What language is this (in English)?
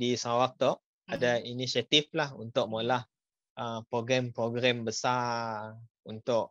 Malay